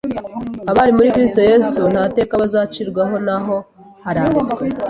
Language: Kinyarwanda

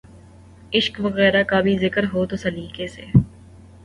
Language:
Urdu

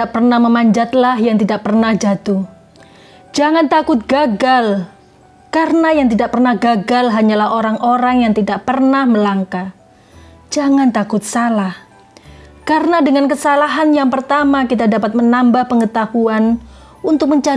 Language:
Indonesian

